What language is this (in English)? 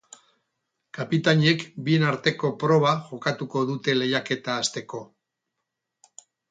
Basque